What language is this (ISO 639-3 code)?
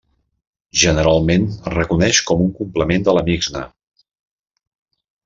cat